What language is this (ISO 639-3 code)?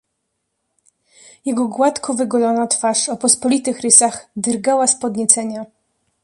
pol